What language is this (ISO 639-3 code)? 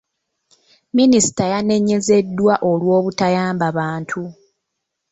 lug